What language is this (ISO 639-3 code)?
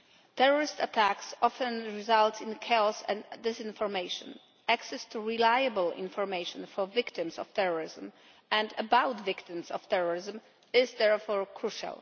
eng